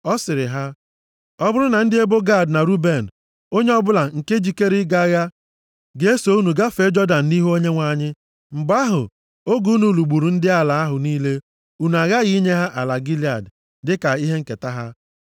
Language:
Igbo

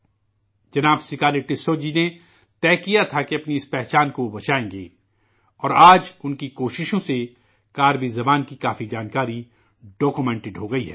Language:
Urdu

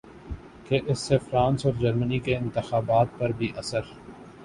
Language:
Urdu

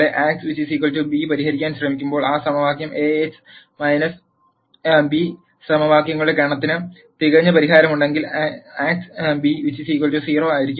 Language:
Malayalam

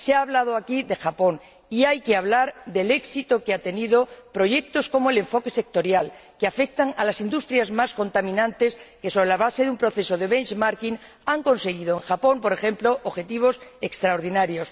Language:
Spanish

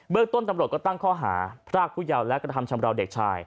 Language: Thai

